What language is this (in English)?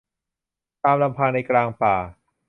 Thai